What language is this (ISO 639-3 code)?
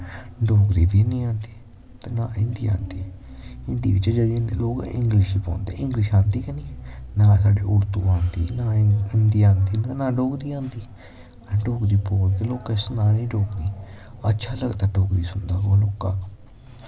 doi